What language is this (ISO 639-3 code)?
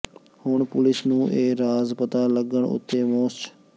pan